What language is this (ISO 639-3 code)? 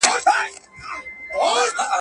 pus